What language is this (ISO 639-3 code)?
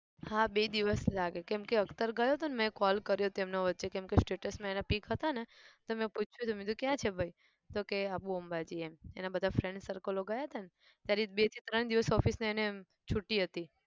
guj